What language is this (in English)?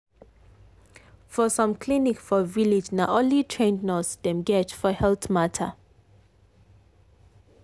Nigerian Pidgin